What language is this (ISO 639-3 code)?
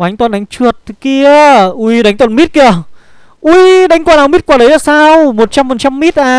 vie